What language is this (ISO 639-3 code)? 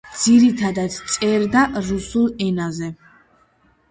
kat